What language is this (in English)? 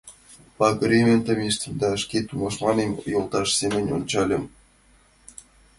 Mari